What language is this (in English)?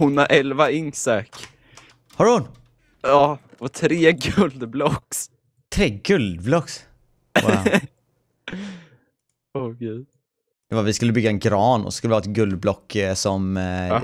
Swedish